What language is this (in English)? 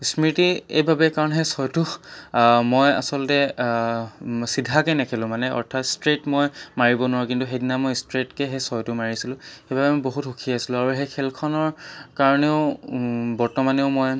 Assamese